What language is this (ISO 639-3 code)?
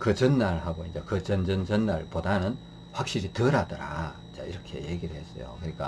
kor